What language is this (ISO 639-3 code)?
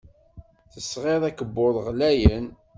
kab